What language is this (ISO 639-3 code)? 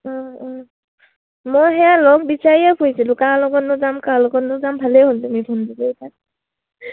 asm